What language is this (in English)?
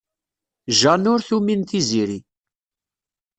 Kabyle